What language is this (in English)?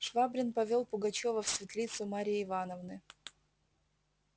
Russian